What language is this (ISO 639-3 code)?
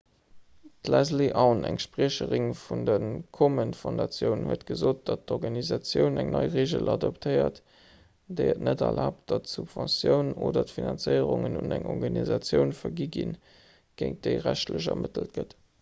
ltz